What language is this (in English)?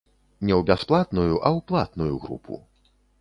Belarusian